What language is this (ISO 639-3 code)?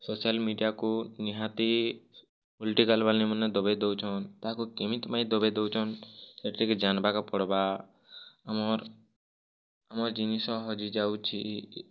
ori